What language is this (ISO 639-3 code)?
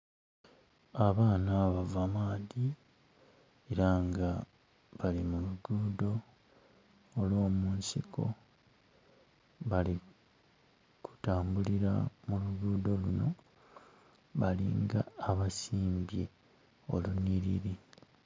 xog